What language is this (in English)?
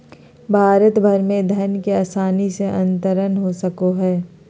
Magahi